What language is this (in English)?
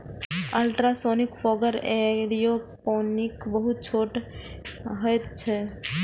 Maithili